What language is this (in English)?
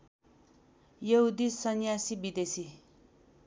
Nepali